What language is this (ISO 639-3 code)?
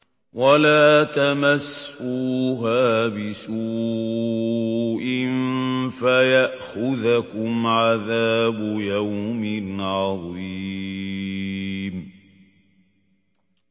ara